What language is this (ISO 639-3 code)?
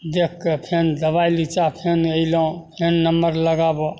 mai